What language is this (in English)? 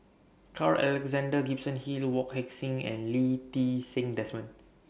English